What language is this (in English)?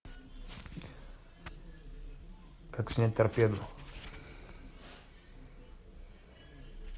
Russian